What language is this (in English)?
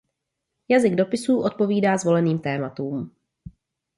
Czech